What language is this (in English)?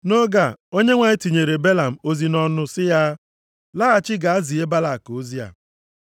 Igbo